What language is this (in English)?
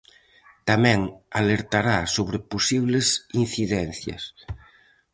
Galician